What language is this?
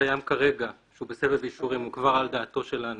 Hebrew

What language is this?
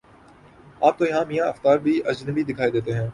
Urdu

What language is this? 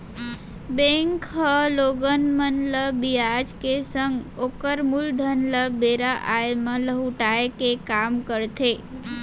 Chhattisgarhi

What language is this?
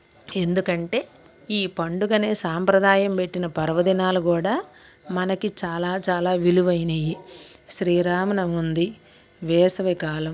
Telugu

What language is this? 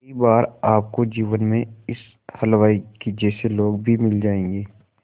Hindi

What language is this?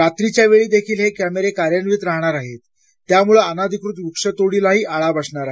Marathi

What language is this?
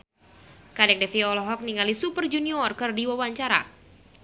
Sundanese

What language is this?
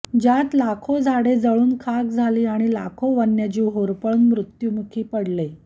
Marathi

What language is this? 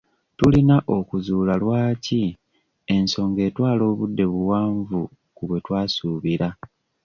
Ganda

